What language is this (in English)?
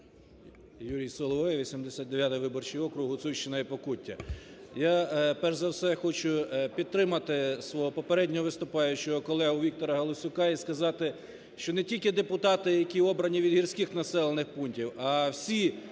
Ukrainian